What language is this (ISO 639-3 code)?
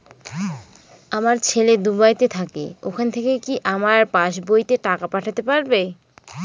ben